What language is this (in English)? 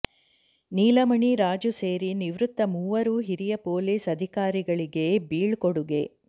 Kannada